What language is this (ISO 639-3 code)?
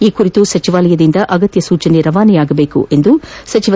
kan